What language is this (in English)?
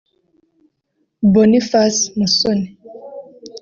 Kinyarwanda